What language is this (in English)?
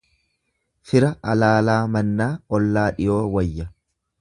Oromo